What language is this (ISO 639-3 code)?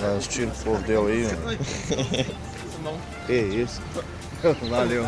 por